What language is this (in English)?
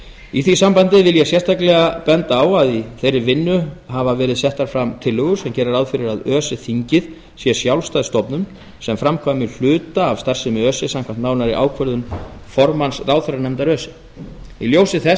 Icelandic